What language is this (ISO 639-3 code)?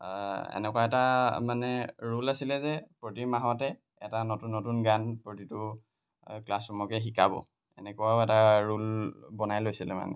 asm